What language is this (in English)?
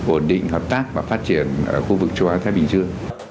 Vietnamese